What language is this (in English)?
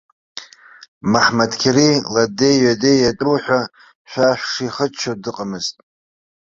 Abkhazian